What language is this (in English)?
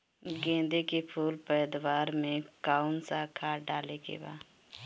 Bhojpuri